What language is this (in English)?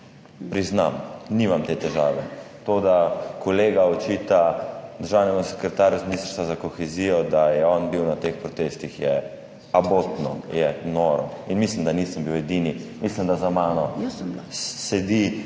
Slovenian